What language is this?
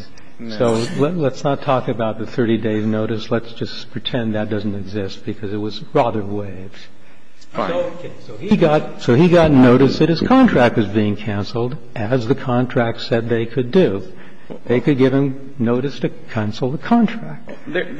English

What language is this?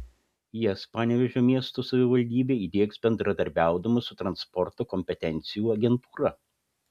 Lithuanian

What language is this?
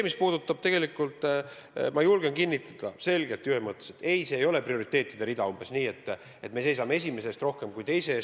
Estonian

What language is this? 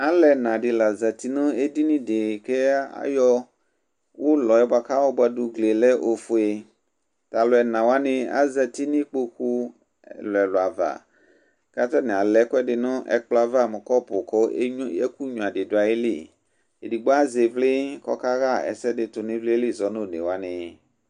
Ikposo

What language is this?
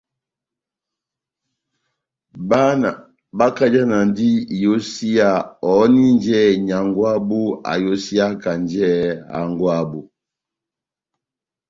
Batanga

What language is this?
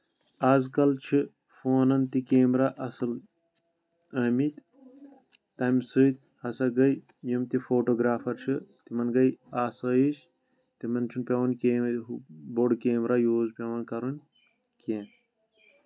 Kashmiri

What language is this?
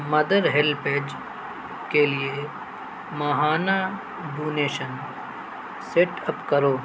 Urdu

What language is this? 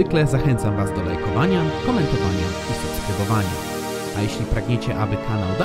Polish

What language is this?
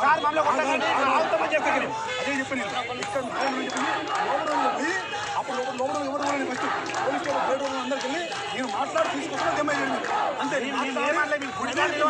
Arabic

